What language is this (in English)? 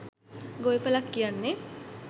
Sinhala